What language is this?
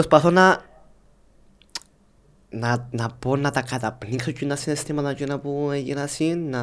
Greek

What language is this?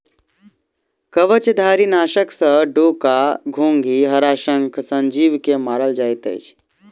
Maithili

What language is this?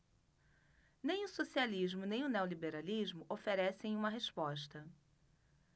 Portuguese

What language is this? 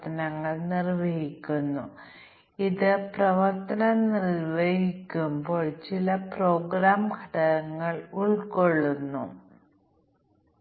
Malayalam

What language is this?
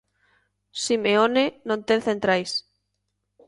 Galician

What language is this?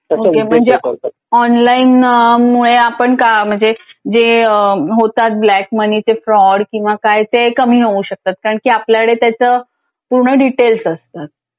Marathi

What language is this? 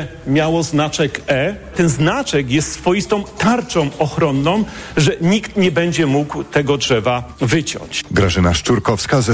Polish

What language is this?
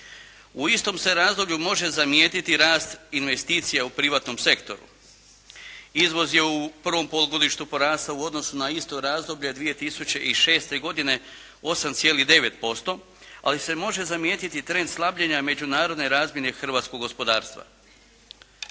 Croatian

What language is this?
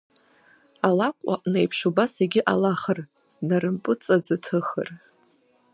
Abkhazian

